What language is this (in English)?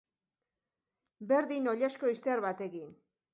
Basque